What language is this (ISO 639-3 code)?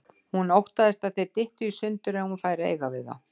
isl